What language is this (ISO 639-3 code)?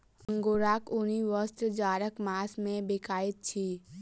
mai